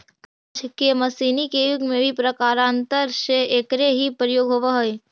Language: Magahi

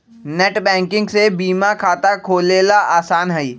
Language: Magahi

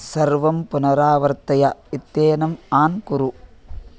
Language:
Sanskrit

